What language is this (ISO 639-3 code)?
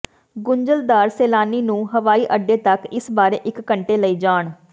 pan